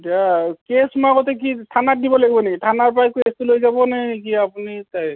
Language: Assamese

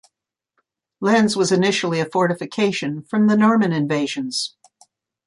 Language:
English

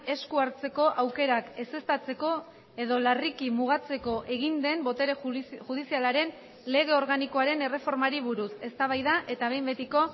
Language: Basque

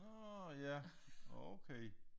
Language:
Danish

